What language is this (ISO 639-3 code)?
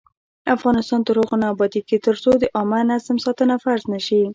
pus